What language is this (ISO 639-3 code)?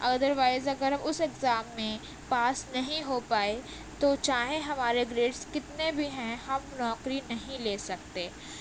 urd